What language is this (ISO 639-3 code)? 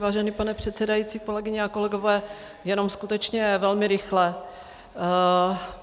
ces